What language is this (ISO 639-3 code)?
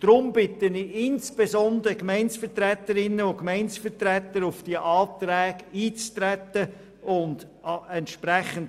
gsw